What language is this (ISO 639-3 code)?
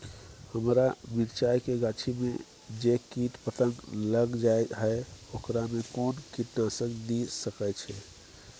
mai